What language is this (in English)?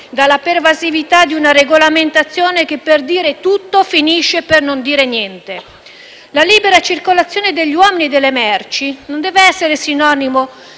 Italian